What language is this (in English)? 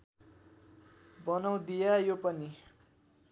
Nepali